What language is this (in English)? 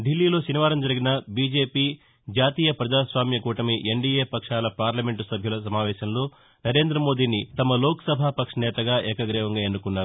Telugu